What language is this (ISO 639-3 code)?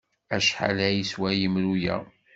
kab